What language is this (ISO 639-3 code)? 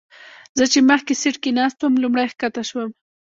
pus